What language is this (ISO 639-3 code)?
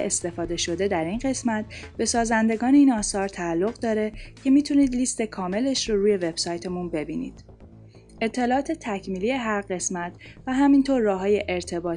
fas